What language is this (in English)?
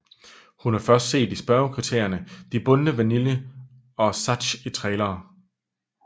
Danish